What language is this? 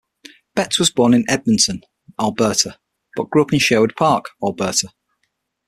English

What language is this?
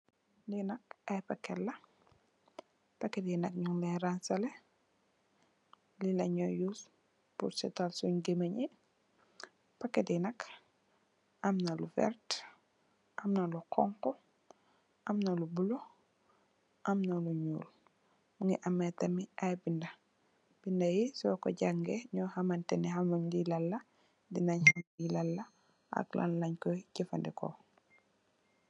Wolof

